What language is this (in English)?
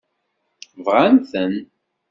Kabyle